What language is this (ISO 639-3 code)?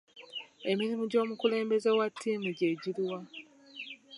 lug